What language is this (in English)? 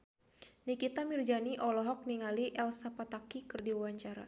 Sundanese